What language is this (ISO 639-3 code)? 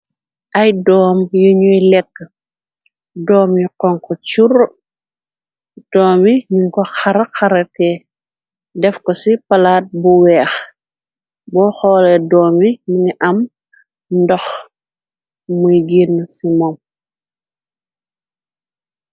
wol